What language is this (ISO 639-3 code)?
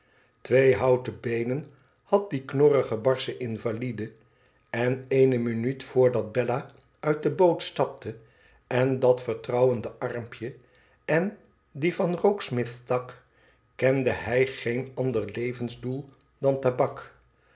nld